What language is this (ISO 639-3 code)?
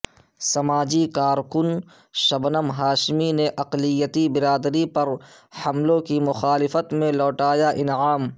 urd